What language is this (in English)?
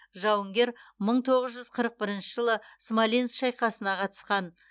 Kazakh